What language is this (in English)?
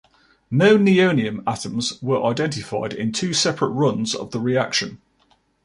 English